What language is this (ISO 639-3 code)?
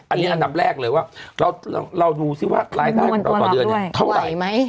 tha